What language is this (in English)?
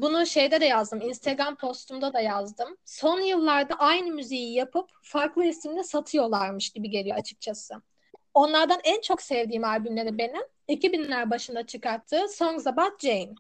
Turkish